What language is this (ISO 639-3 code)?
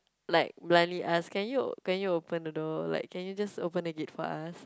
eng